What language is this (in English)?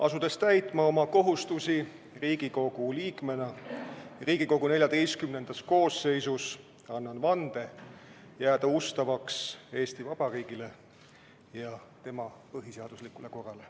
Estonian